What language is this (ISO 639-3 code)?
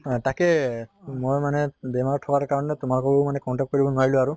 asm